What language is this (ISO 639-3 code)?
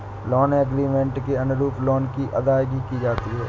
hin